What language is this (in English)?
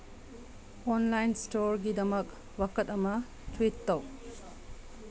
Manipuri